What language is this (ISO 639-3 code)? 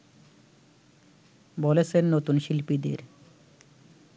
ben